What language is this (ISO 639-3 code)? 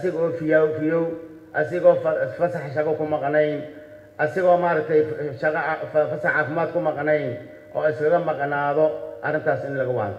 ara